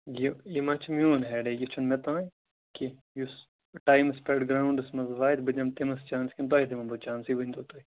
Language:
Kashmiri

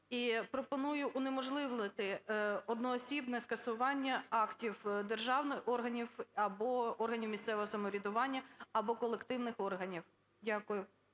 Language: Ukrainian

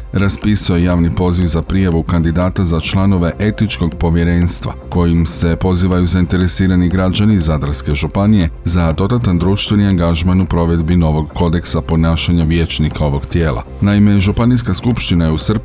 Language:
Croatian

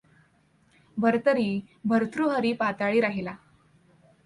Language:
Marathi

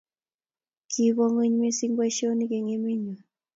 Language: Kalenjin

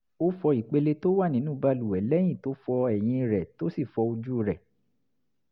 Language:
Yoruba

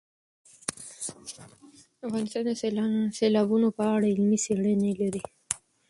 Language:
Pashto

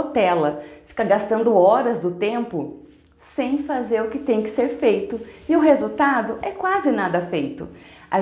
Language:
Portuguese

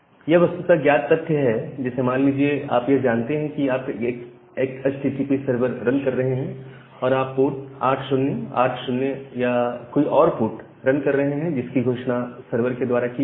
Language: Hindi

